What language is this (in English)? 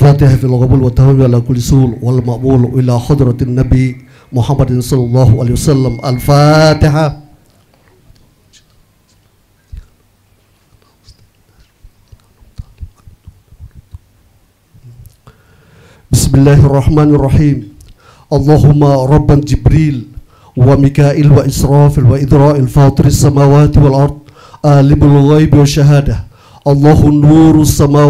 Indonesian